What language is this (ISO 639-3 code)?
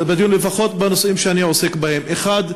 heb